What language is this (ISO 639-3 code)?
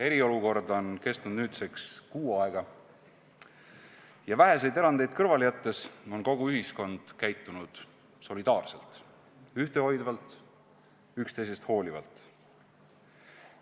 est